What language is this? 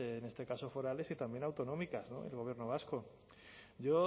Spanish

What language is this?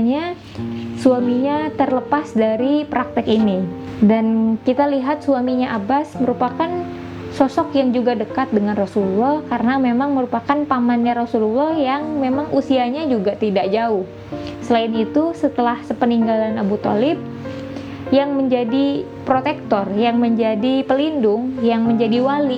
Indonesian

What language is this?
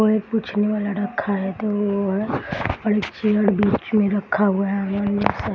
Hindi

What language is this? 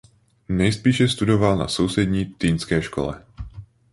Czech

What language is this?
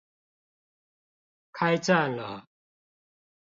Chinese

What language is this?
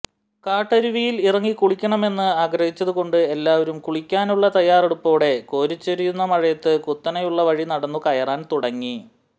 Malayalam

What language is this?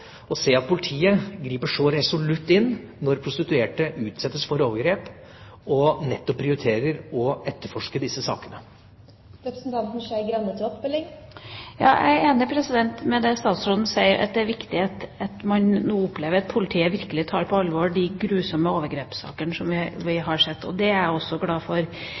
Norwegian Bokmål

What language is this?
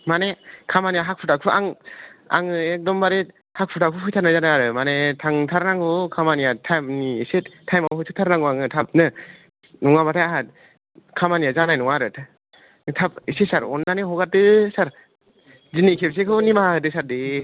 Bodo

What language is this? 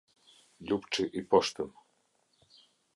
Albanian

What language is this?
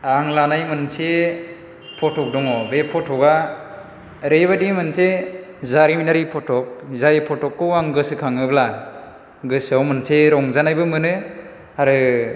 Bodo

